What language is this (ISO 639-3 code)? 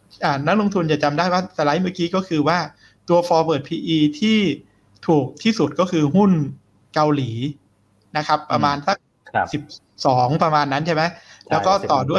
tha